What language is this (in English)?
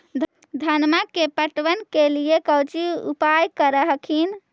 Magahi